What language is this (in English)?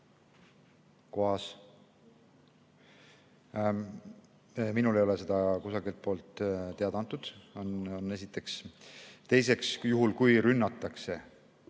Estonian